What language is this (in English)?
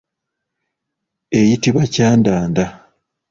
Ganda